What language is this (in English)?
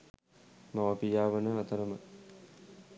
Sinhala